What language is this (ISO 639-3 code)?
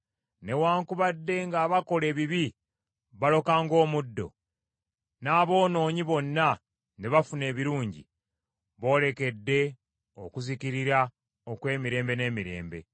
lug